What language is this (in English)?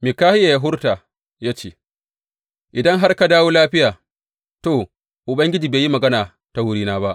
Hausa